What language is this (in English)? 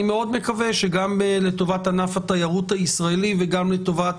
Hebrew